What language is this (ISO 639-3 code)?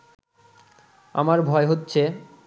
ben